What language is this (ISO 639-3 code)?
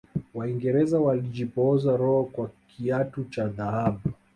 swa